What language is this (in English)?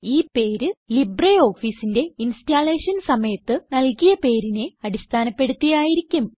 Malayalam